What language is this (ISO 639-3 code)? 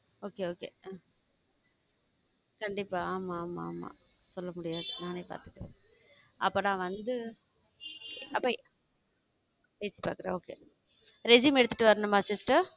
tam